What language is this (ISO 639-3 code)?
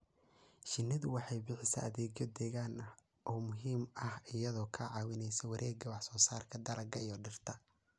som